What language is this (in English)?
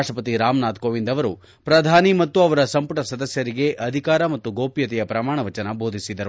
Kannada